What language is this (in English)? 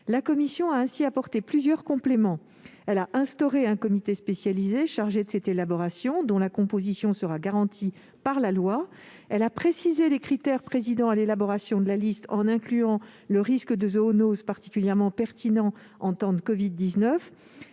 French